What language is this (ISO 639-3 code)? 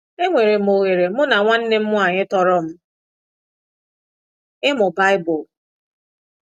ibo